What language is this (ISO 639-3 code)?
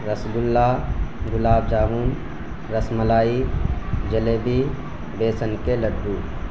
urd